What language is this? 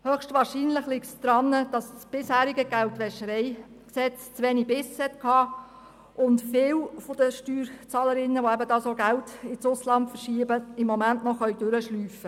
Swiss German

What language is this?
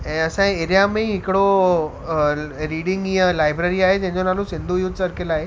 Sindhi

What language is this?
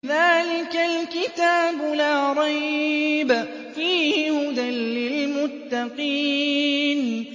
Arabic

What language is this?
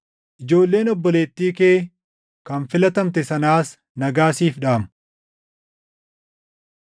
Oromo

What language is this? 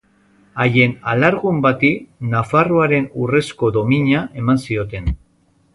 Basque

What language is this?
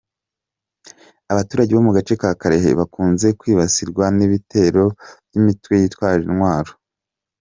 Kinyarwanda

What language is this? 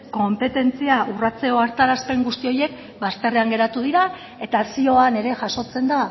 Basque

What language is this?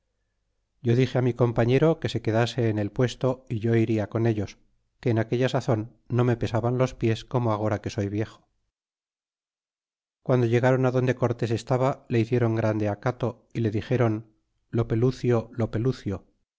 Spanish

